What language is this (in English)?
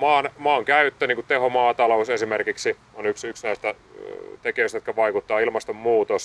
Finnish